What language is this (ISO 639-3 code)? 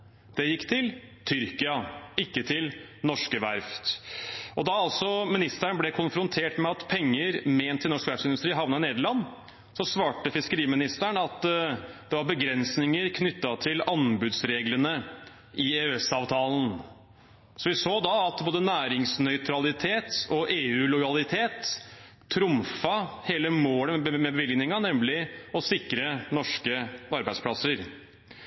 nob